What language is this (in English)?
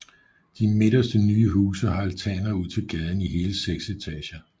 Danish